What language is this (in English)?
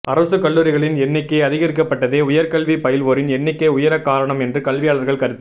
Tamil